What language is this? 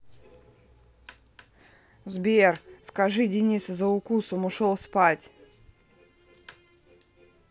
Russian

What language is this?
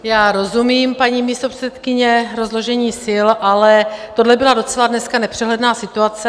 Czech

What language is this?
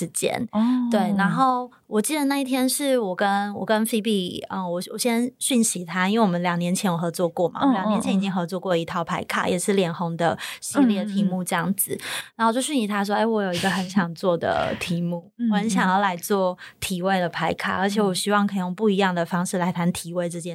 Chinese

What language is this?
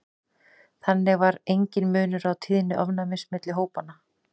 Icelandic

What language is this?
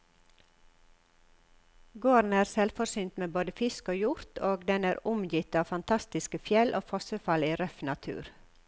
Norwegian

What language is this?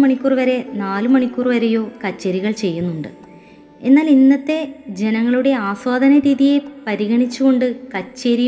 Malayalam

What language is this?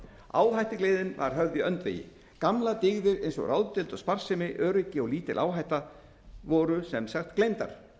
Icelandic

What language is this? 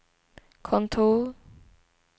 Swedish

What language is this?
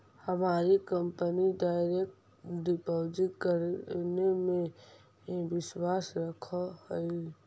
Magahi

